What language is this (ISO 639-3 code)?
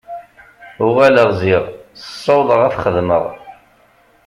kab